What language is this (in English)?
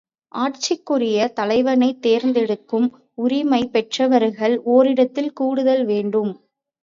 Tamil